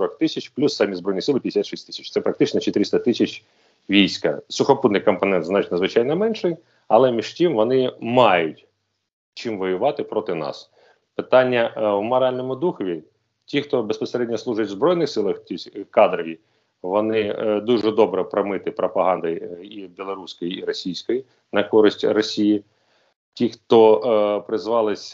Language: Ukrainian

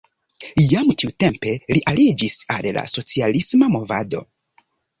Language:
Esperanto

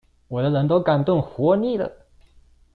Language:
Chinese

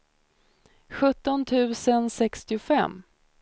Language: Swedish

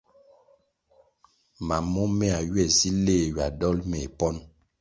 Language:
Kwasio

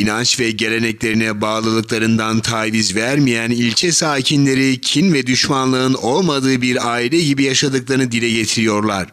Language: Turkish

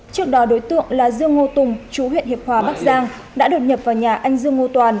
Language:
Vietnamese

